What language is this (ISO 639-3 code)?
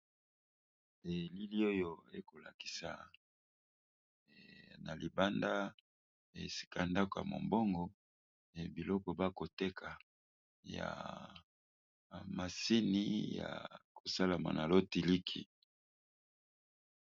lin